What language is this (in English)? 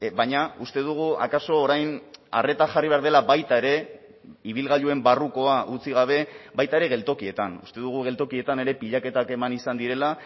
Basque